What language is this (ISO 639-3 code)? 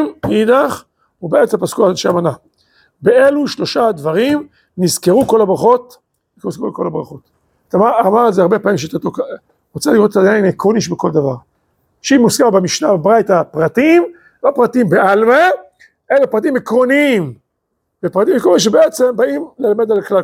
heb